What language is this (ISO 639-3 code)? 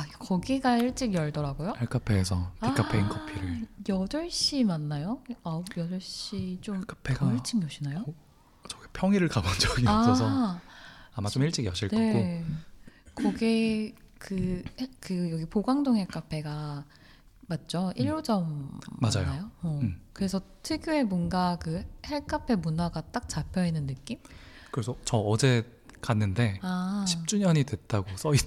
kor